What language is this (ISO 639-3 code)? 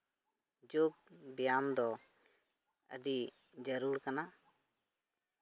sat